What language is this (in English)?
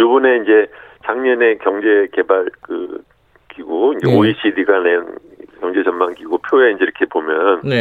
Korean